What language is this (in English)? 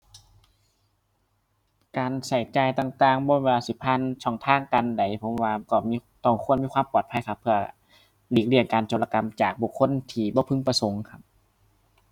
Thai